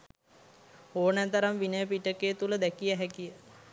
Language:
Sinhala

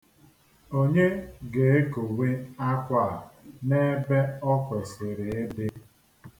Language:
Igbo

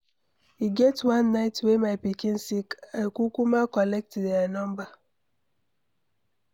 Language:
Nigerian Pidgin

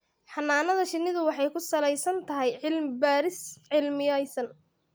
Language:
Somali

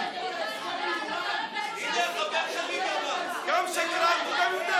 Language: Hebrew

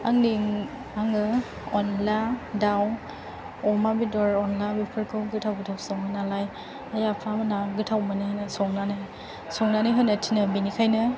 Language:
Bodo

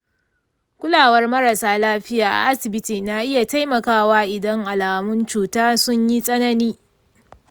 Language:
Hausa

